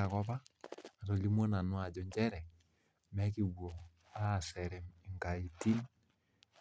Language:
Masai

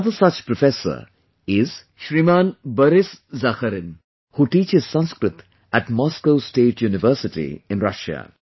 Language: English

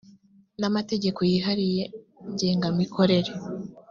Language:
Kinyarwanda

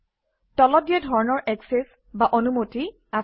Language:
Assamese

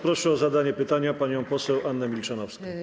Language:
Polish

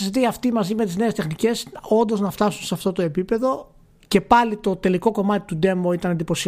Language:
Greek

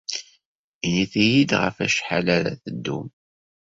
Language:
Kabyle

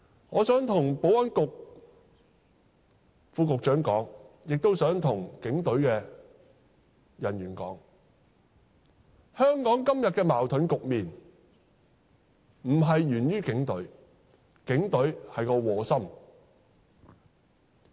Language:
Cantonese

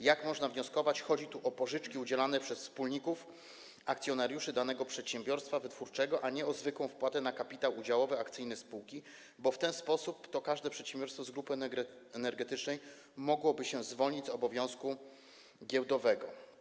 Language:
Polish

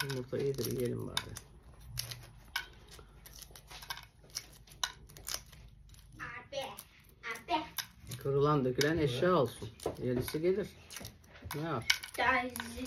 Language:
Turkish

